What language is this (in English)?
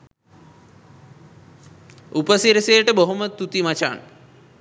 Sinhala